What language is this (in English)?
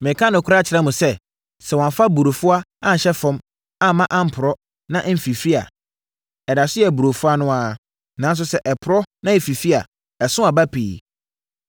Akan